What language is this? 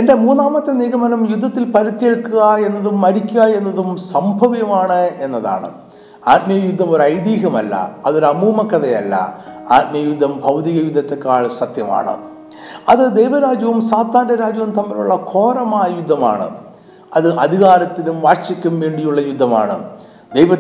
Malayalam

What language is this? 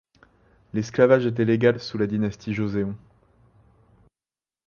French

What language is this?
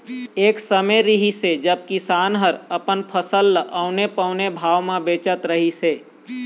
Chhattisgarhi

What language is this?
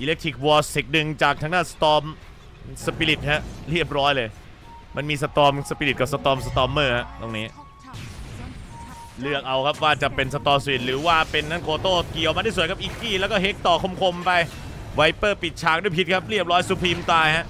Thai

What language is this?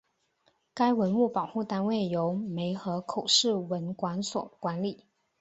Chinese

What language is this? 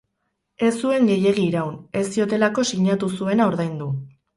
Basque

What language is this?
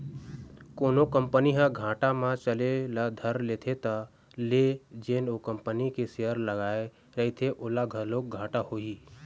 Chhattisgarhi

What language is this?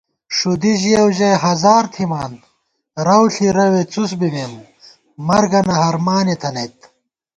Gawar-Bati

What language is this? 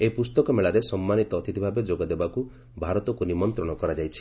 Odia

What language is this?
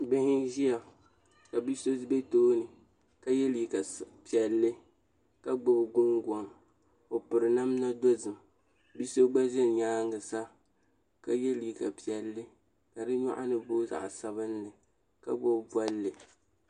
Dagbani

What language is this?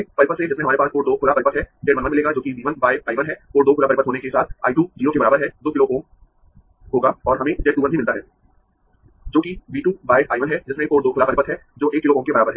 Hindi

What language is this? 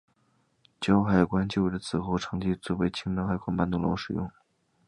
Chinese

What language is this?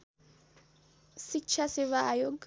Nepali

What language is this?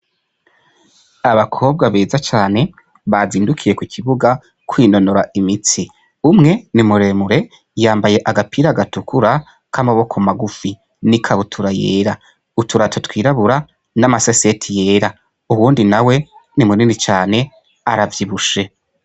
Rundi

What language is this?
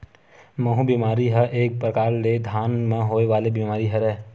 Chhattisgarhi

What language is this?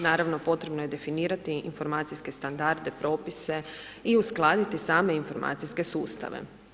Croatian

